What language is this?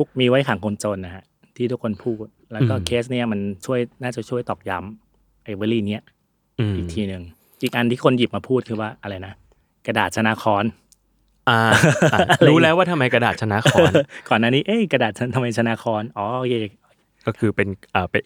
Thai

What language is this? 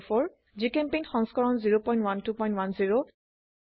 Assamese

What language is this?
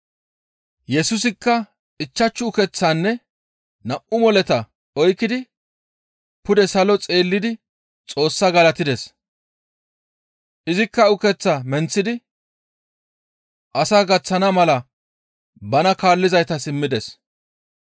Gamo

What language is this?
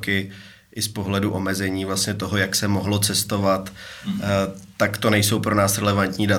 Czech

